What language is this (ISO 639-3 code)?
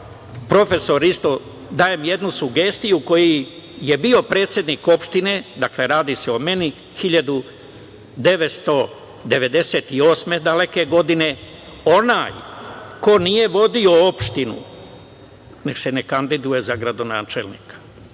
srp